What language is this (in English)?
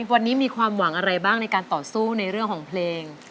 Thai